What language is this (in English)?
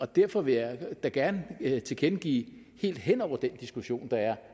Danish